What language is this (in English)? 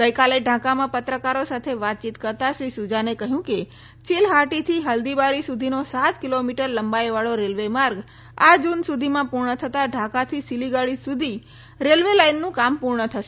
Gujarati